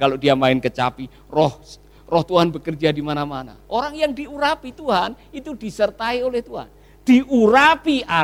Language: Indonesian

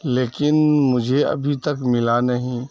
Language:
Urdu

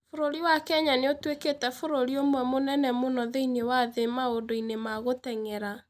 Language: Kikuyu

